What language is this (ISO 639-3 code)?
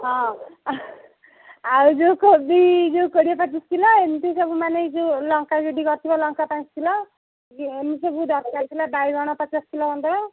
ori